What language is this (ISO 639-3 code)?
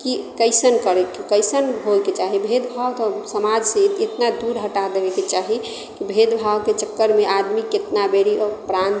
mai